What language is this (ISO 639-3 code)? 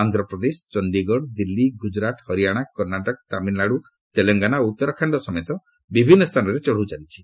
ori